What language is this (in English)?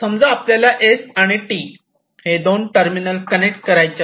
Marathi